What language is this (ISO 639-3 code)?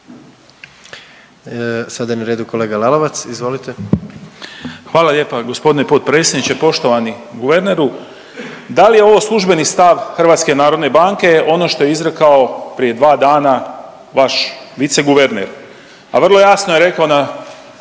hrv